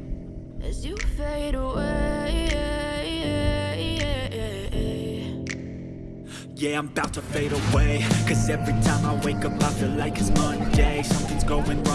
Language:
Korean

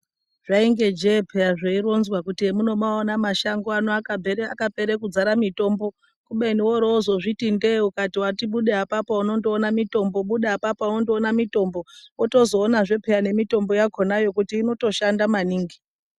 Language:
Ndau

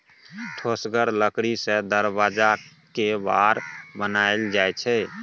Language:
Maithili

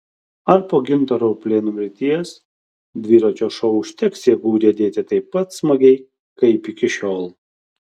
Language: Lithuanian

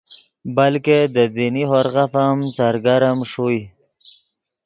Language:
Yidgha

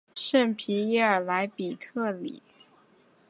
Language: Chinese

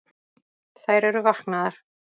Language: Icelandic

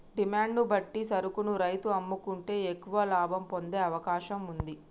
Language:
Telugu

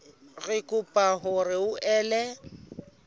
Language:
Southern Sotho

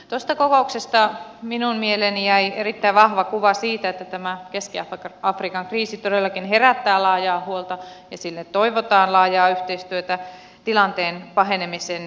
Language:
Finnish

